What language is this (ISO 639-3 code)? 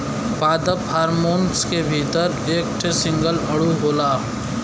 bho